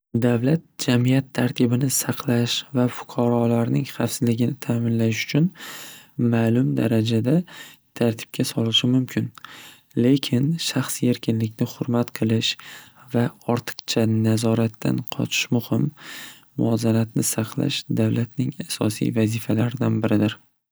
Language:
Uzbek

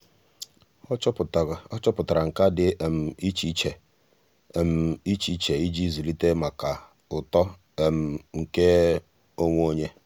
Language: Igbo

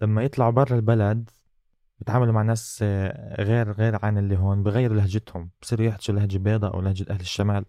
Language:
Arabic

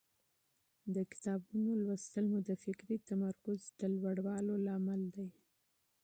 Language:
Pashto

